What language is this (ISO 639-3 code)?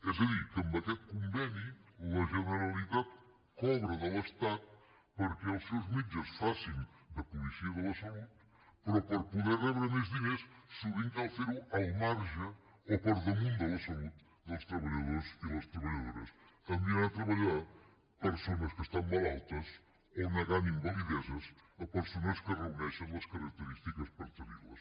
cat